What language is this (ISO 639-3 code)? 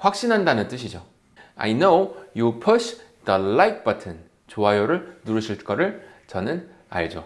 kor